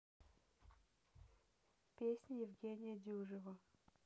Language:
Russian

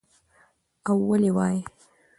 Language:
Pashto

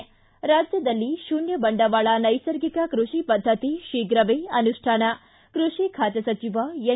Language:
Kannada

